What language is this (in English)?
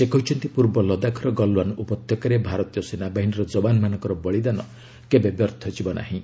Odia